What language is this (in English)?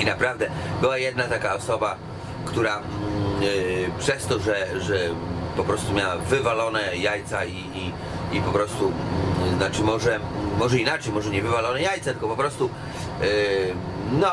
Polish